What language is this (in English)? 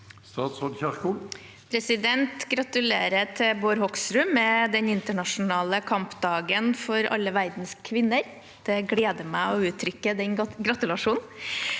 Norwegian